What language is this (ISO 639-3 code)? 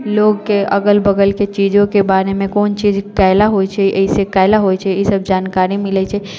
mai